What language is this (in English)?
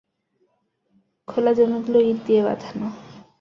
Bangla